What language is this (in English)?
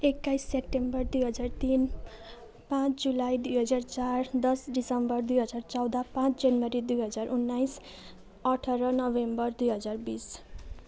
Nepali